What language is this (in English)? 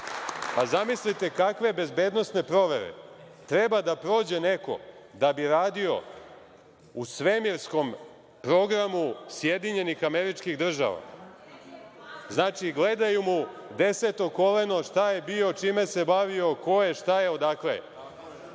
Serbian